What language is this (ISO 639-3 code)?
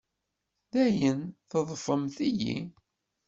kab